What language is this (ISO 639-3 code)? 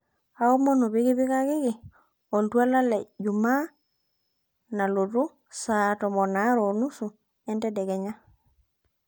mas